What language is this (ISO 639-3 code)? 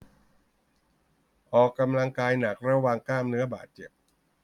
tha